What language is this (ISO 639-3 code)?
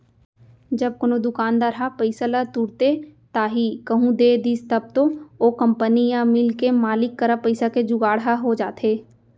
hne